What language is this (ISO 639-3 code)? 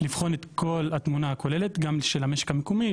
heb